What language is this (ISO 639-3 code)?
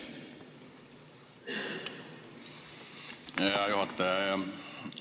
est